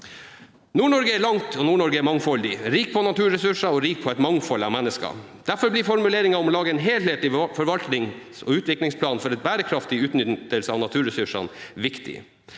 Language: Norwegian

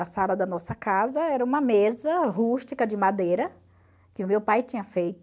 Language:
Portuguese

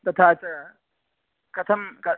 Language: Sanskrit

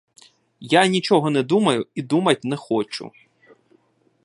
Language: Ukrainian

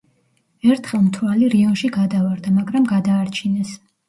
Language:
Georgian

